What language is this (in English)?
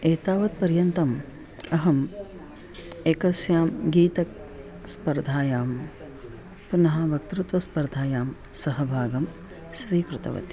Sanskrit